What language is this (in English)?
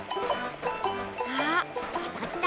Japanese